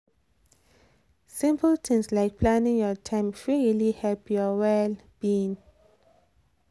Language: Nigerian Pidgin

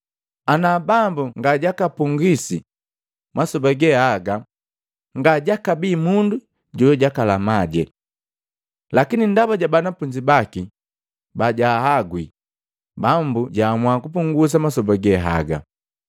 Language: Matengo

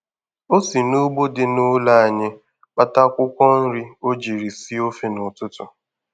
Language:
Igbo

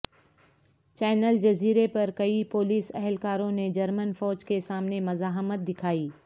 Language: Urdu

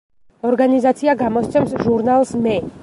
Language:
Georgian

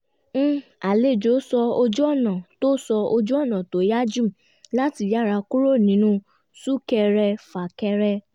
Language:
Yoruba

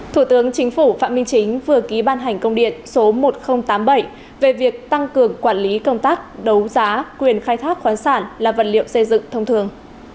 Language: Vietnamese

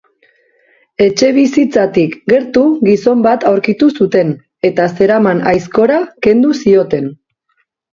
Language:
Basque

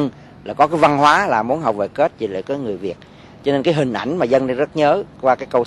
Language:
Vietnamese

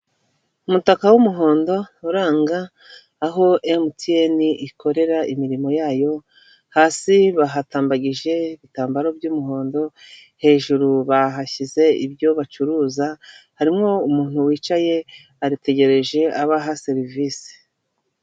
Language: Kinyarwanda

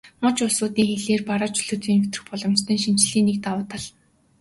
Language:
Mongolian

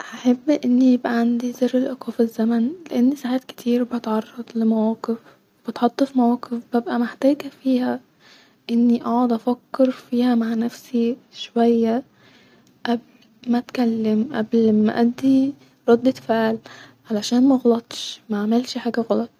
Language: Egyptian Arabic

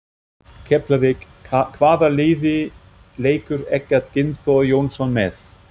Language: Icelandic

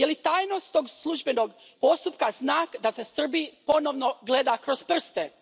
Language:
Croatian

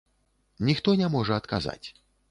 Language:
Belarusian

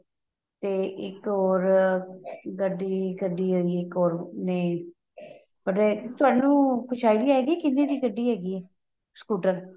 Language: Punjabi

